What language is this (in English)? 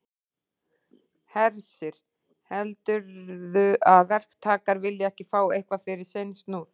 Icelandic